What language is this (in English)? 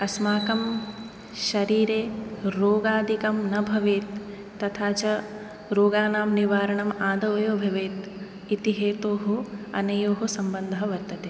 Sanskrit